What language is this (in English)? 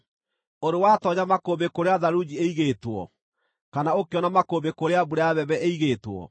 Kikuyu